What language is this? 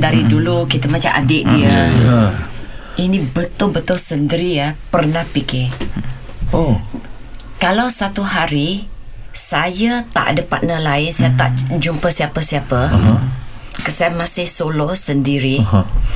Malay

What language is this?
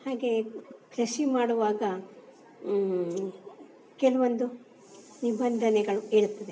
Kannada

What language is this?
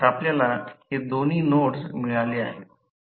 Marathi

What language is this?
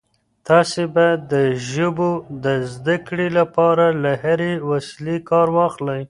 Pashto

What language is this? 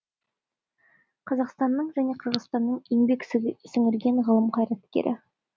Kazakh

